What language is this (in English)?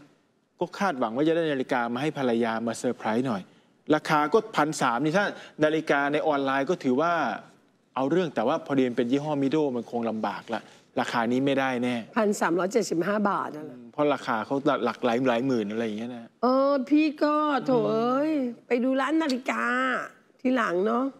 Thai